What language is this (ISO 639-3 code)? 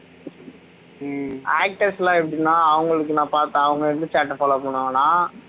tam